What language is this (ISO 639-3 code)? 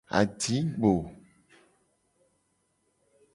gej